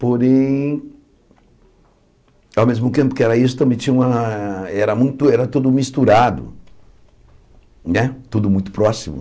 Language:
Portuguese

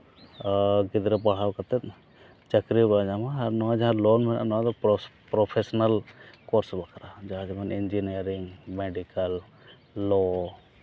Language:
Santali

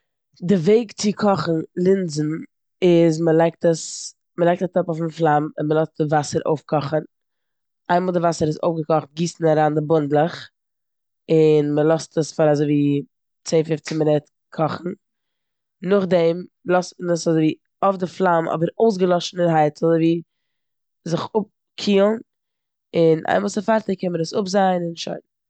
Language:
Yiddish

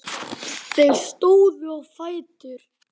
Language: Icelandic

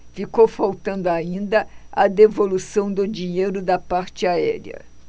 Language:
Portuguese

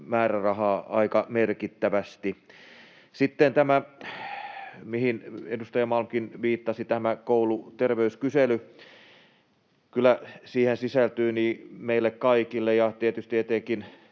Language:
Finnish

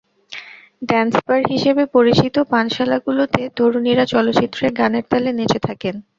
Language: Bangla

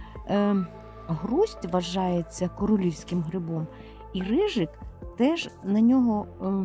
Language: Ukrainian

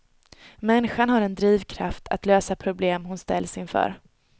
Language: Swedish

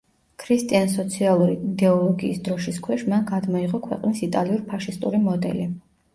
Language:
Georgian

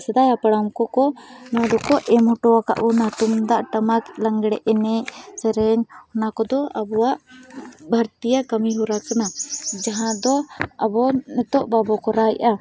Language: Santali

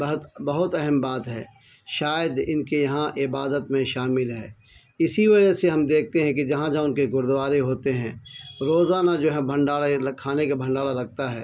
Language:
Urdu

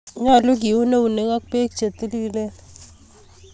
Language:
Kalenjin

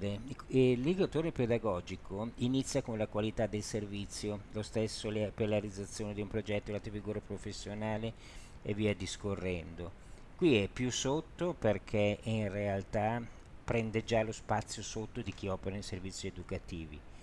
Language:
Italian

